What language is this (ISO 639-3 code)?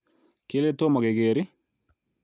kln